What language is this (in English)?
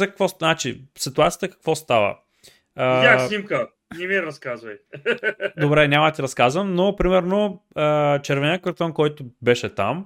Bulgarian